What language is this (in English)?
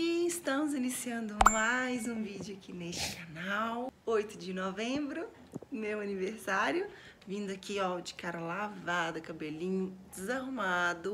Portuguese